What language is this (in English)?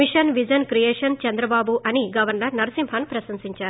Telugu